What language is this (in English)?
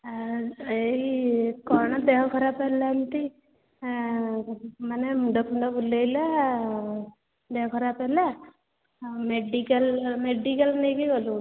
Odia